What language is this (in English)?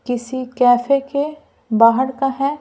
Hindi